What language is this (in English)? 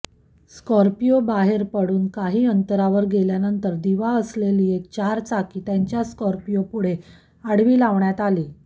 Marathi